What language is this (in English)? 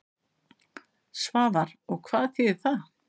Icelandic